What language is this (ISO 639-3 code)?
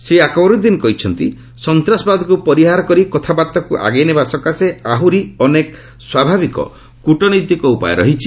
ori